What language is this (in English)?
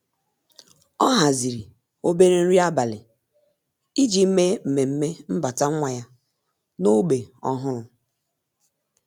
Igbo